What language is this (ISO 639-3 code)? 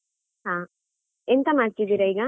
kan